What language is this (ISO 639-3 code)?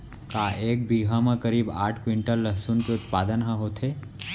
hne